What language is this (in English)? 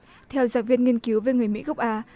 Vietnamese